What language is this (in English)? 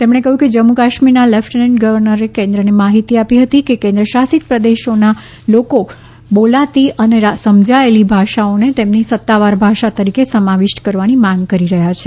Gujarati